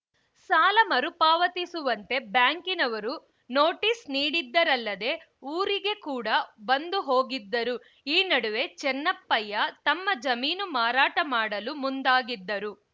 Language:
Kannada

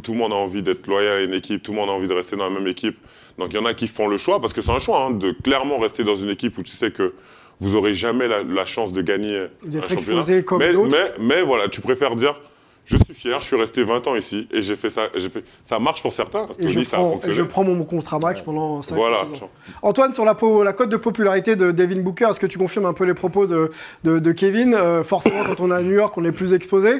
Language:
French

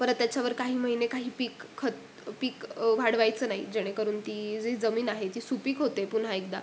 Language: Marathi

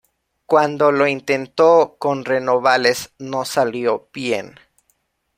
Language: Spanish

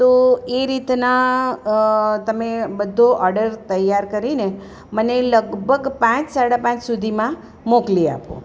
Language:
Gujarati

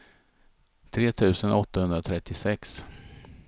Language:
Swedish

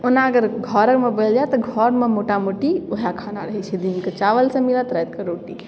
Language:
Maithili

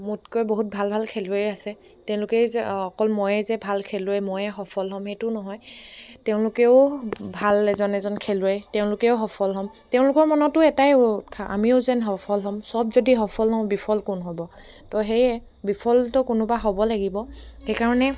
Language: Assamese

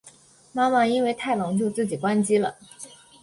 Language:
Chinese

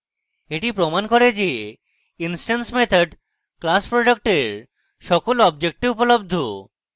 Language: Bangla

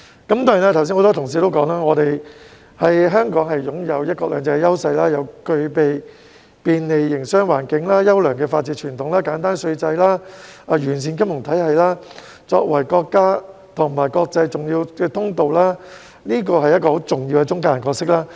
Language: Cantonese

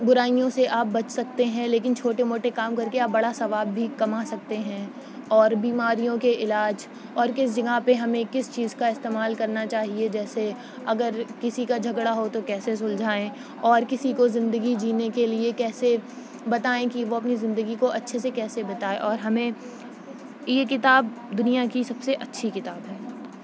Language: Urdu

